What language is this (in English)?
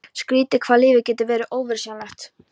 Icelandic